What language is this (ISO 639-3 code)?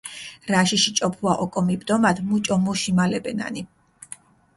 xmf